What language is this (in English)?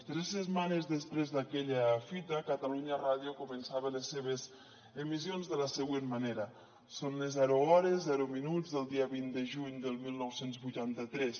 Catalan